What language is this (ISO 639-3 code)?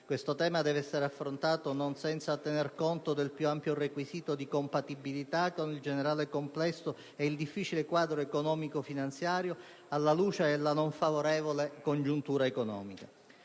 ita